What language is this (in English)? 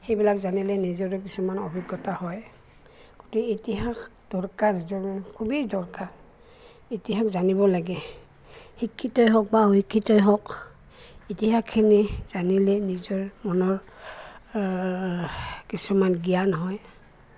Assamese